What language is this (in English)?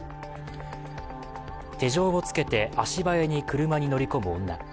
Japanese